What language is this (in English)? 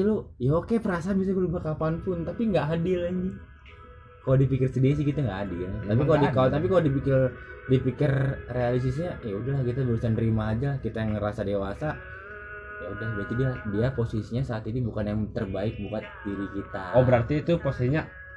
Indonesian